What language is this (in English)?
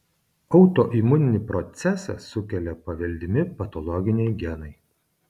Lithuanian